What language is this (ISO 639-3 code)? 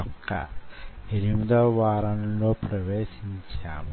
tel